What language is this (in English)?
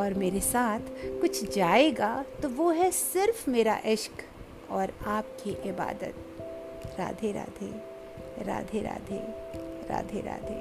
Hindi